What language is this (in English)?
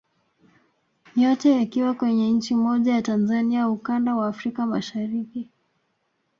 Swahili